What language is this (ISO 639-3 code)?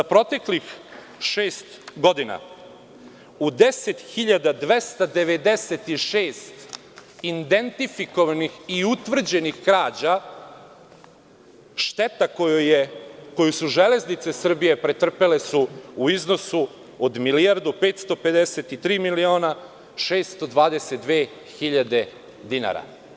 srp